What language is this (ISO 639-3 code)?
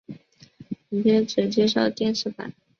zho